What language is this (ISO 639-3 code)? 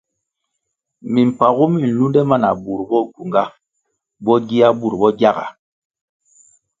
nmg